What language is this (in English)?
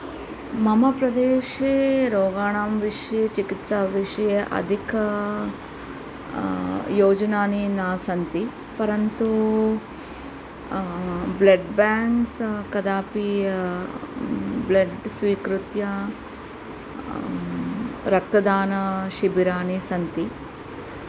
Sanskrit